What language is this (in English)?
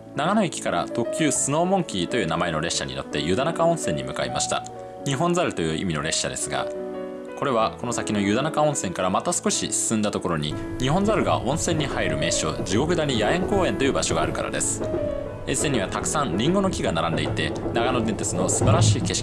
Japanese